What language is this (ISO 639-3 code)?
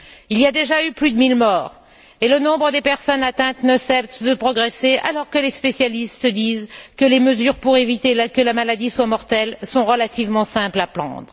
fra